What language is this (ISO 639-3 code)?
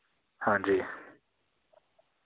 doi